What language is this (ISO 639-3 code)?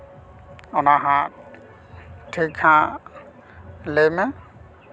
sat